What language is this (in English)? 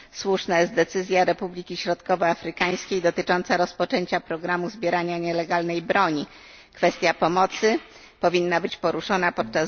Polish